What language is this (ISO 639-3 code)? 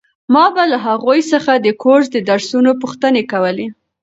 pus